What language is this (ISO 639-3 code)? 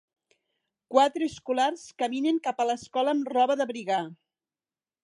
cat